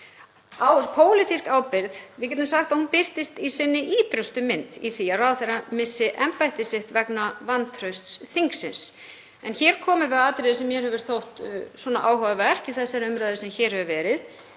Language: Icelandic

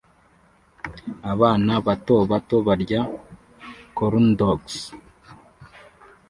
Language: Kinyarwanda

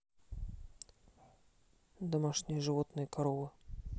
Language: Russian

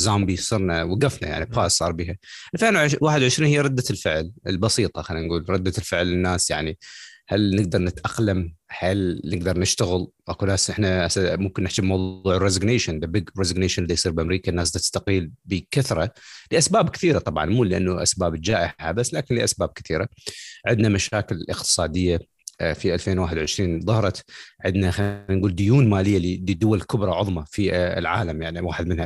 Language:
Arabic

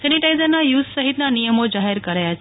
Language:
Gujarati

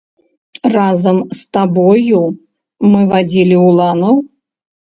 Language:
Belarusian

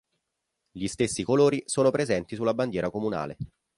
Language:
Italian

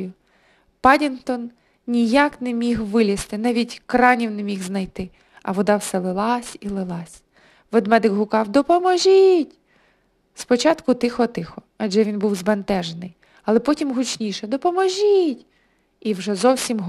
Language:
Ukrainian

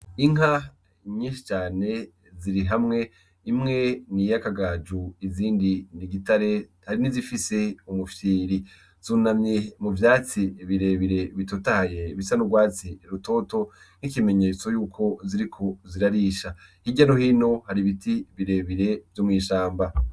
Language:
Rundi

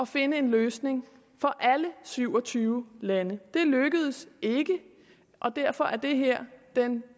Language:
Danish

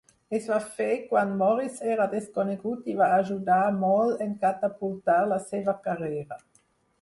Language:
Catalan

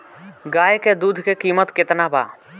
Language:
Bhojpuri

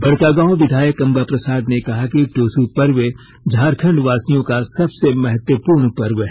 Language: Hindi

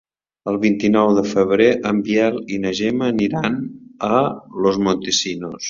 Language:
Catalan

